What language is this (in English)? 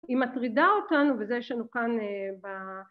Hebrew